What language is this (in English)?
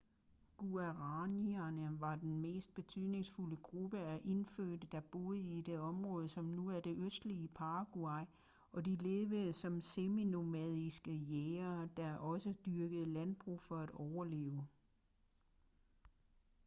Danish